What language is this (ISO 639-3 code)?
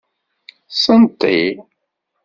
kab